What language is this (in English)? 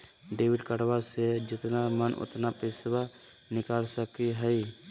Magahi